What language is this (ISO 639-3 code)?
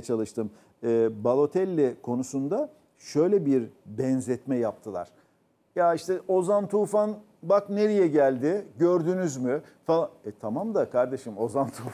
tur